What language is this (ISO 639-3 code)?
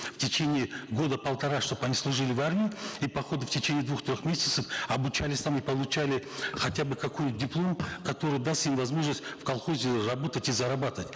kaz